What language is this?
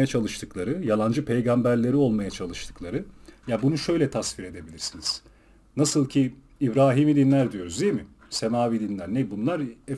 Turkish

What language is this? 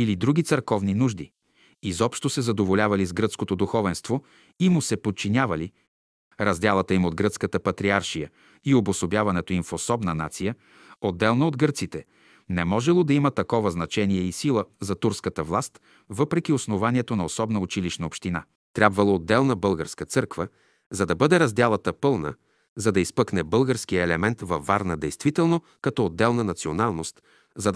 Bulgarian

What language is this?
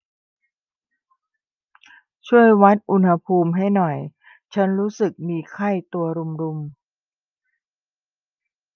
Thai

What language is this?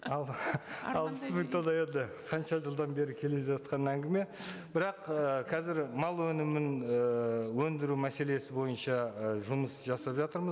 Kazakh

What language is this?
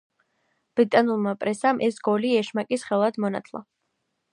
Georgian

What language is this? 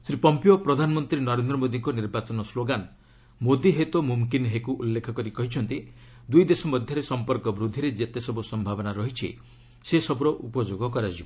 Odia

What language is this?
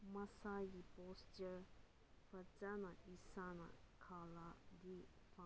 Manipuri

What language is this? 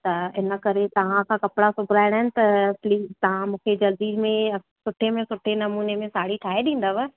Sindhi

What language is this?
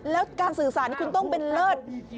Thai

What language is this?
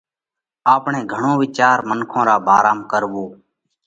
Parkari Koli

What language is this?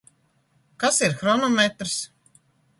Latvian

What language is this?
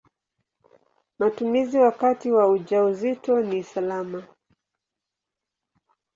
Swahili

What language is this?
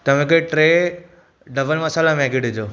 Sindhi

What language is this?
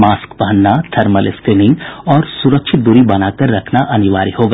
Hindi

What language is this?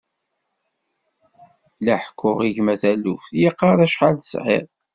Kabyle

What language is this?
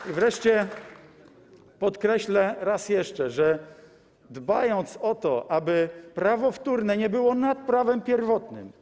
Polish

